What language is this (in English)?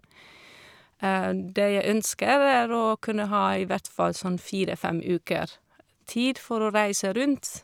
Norwegian